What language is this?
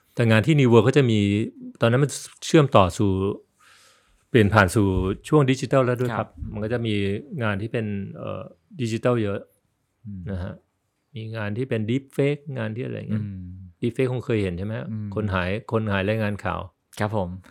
Thai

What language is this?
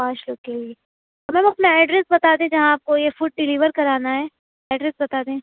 Urdu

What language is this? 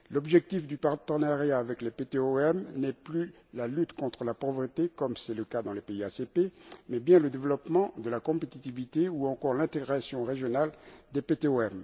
French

